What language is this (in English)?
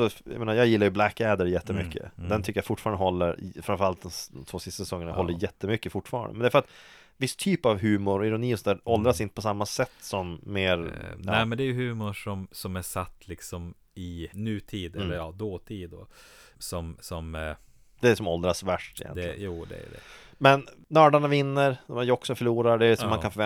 Swedish